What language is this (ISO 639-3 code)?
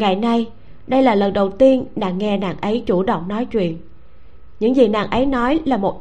vie